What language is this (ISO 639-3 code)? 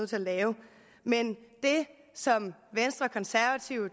dan